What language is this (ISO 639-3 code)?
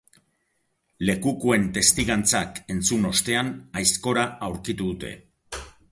eus